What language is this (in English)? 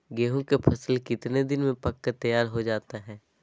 Magahi